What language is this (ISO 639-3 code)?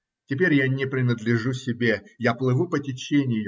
rus